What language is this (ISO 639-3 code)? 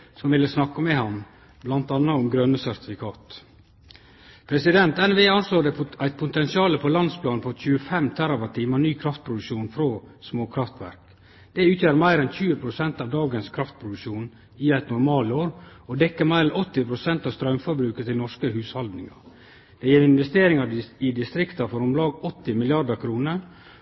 nno